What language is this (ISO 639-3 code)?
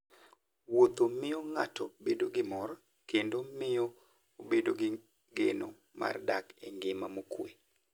luo